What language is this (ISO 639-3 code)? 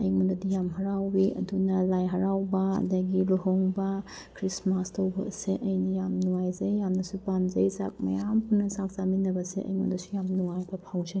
mni